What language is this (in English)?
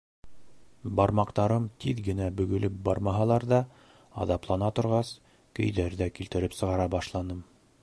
Bashkir